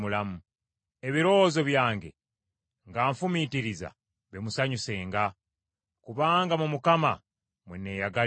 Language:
Ganda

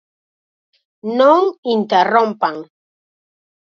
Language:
Galician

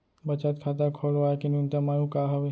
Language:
Chhattisgarhi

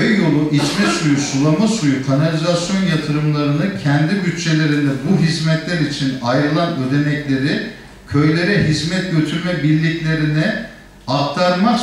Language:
Turkish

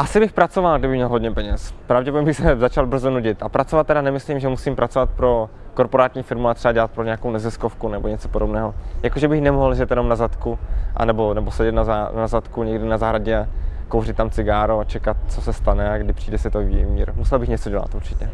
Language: Czech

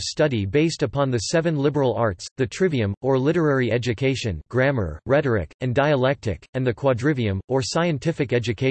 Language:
English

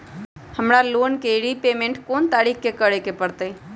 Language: Magahi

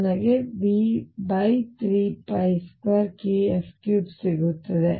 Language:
Kannada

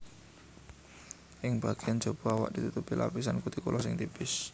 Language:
Javanese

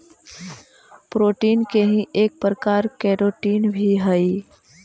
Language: Magahi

